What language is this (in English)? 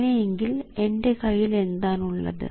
Malayalam